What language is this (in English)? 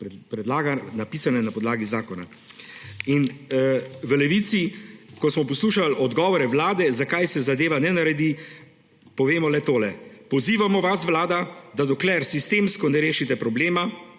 Slovenian